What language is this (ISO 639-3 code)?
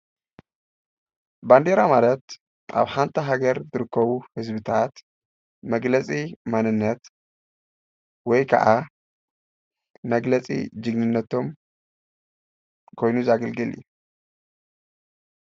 tir